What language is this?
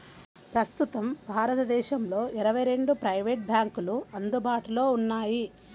Telugu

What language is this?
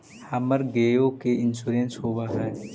Magahi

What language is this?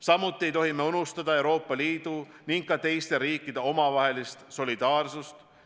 Estonian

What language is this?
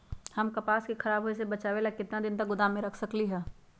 Magahi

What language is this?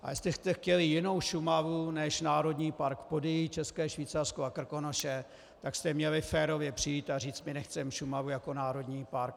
Czech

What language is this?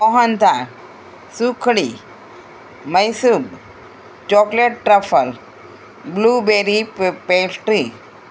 Gujarati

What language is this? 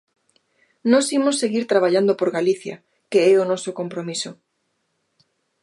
Galician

